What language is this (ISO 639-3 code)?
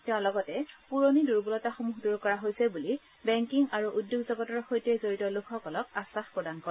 asm